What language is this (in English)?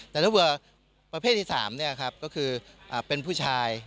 Thai